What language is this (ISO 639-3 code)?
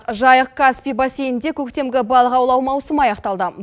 kaz